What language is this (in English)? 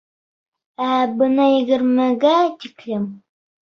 Bashkir